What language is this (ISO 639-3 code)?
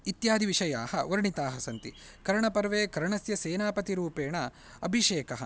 san